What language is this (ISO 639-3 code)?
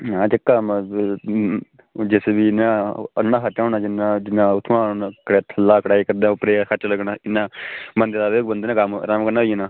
doi